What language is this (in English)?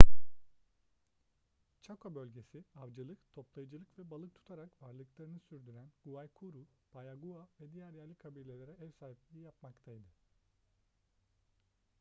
Turkish